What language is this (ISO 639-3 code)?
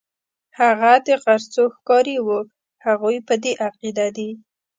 pus